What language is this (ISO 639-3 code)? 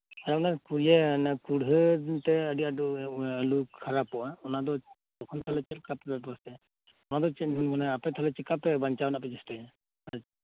sat